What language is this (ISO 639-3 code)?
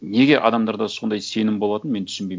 kaz